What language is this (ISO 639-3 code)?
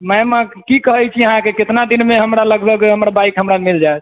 mai